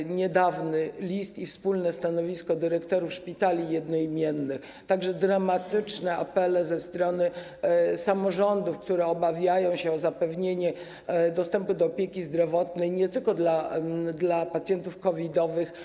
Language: Polish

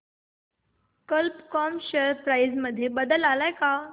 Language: Marathi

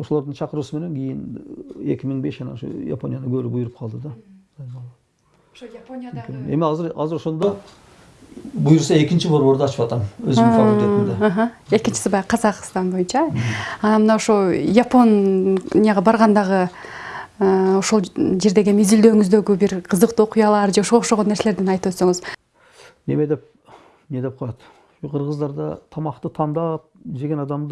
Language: Turkish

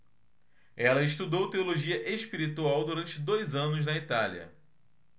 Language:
Portuguese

